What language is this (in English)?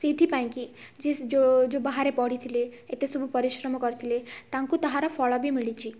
Odia